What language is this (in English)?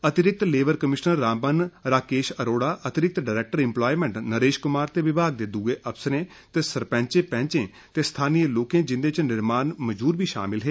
Dogri